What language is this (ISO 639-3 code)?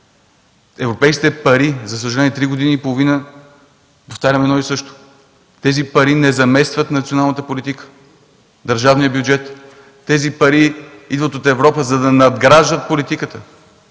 bul